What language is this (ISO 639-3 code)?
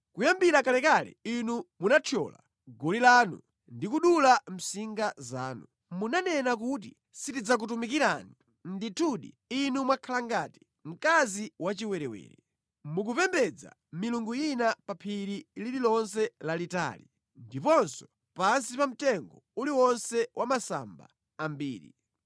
nya